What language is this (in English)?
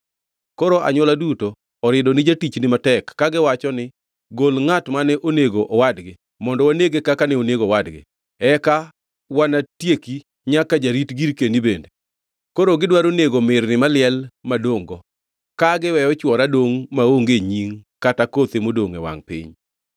Luo (Kenya and Tanzania)